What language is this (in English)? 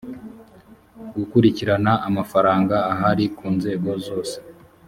Kinyarwanda